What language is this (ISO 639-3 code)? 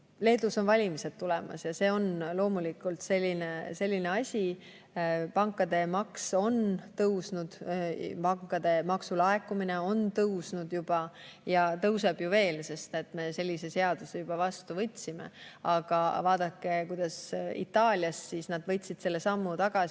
est